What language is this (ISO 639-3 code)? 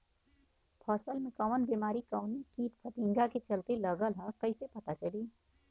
bho